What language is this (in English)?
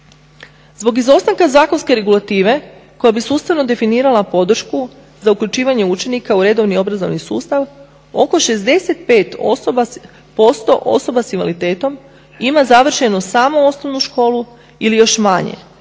Croatian